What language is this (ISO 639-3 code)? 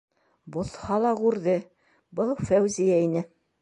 bak